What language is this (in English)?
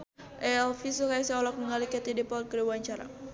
Sundanese